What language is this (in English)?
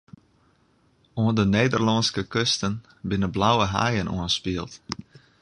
Western Frisian